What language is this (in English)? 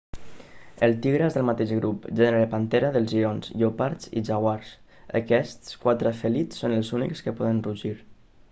Catalan